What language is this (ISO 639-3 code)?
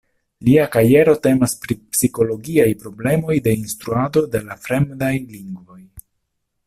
epo